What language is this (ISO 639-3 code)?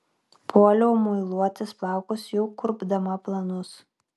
lit